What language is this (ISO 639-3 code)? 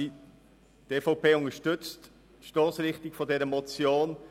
gsw